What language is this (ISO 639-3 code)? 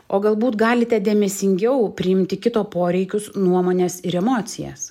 lit